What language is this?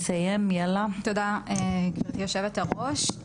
Hebrew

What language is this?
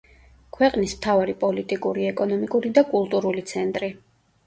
Georgian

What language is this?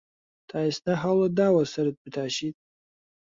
Central Kurdish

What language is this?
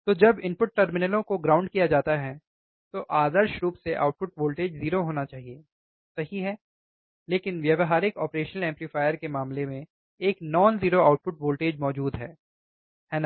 Hindi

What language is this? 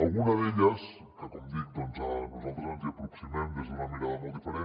Catalan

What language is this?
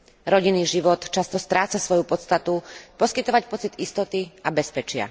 Slovak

